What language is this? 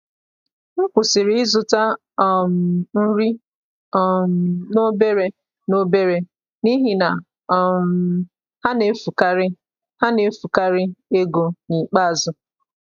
Igbo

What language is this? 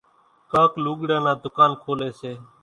Kachi Koli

